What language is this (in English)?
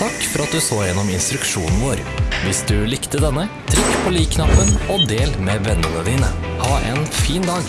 Norwegian